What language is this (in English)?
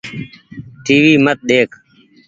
Goaria